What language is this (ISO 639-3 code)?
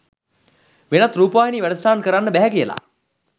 sin